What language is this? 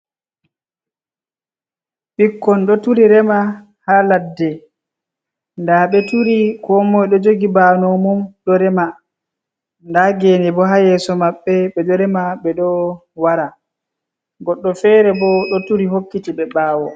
Fula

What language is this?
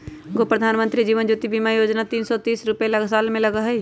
Magahi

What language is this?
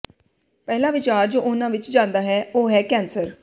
Punjabi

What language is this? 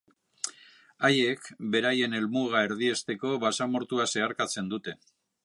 Basque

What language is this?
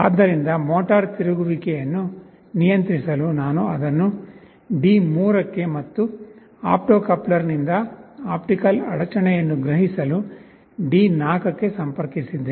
Kannada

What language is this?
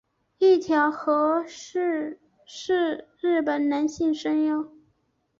Chinese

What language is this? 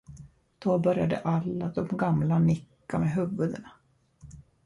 Swedish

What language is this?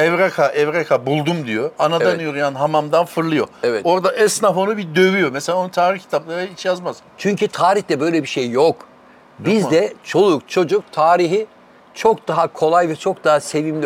Turkish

